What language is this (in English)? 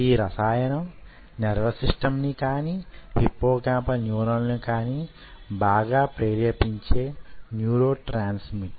Telugu